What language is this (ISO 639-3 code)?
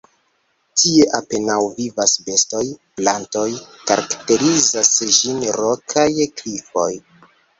epo